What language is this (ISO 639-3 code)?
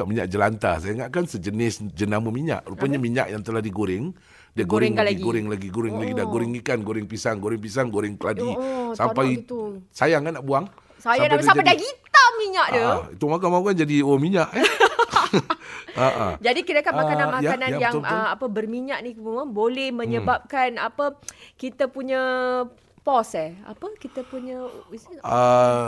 msa